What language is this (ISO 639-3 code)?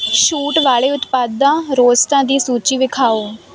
pan